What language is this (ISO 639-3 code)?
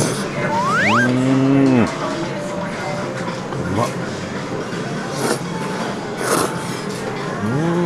jpn